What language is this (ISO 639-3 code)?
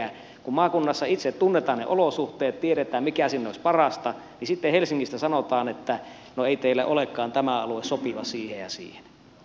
fin